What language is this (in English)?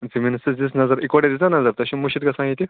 Kashmiri